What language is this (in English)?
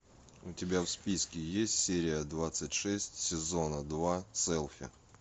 Russian